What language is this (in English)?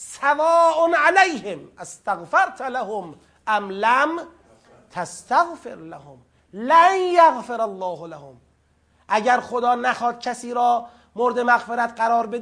Persian